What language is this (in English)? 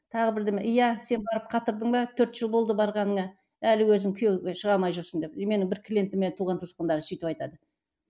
Kazakh